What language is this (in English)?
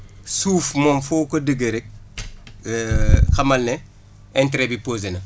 Wolof